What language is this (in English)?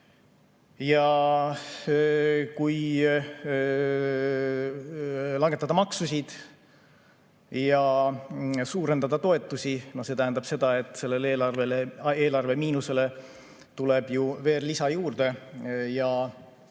Estonian